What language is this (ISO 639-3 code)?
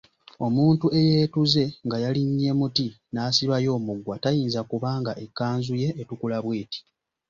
lug